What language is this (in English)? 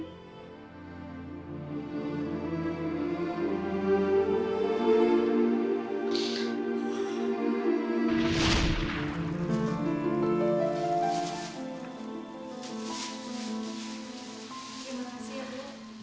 Indonesian